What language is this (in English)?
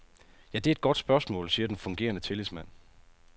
Danish